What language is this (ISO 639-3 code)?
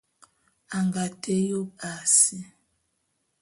bum